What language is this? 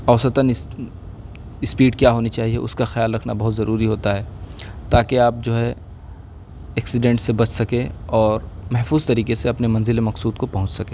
Urdu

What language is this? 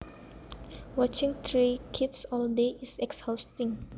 Javanese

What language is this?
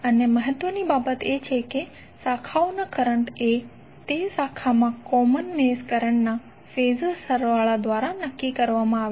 Gujarati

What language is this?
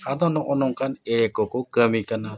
Santali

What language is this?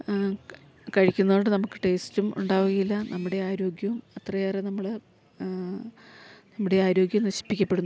Malayalam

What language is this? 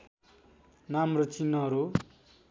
Nepali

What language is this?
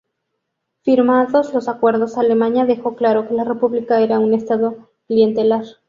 Spanish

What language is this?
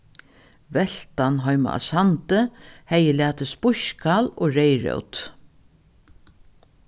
Faroese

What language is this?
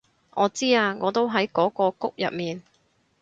Cantonese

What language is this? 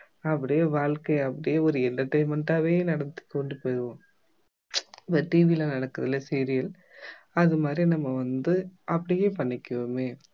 Tamil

